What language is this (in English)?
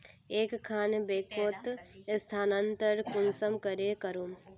Magahi